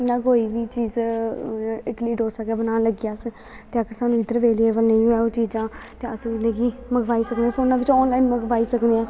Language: Dogri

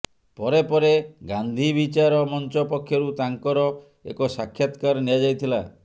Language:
Odia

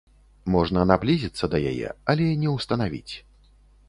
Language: Belarusian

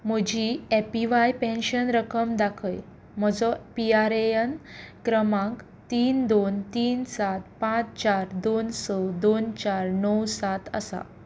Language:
Konkani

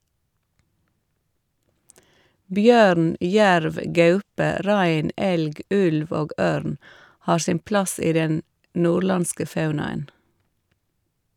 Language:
Norwegian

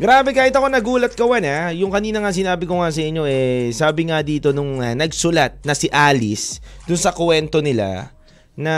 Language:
Filipino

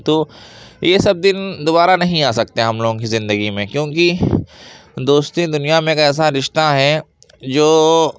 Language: Urdu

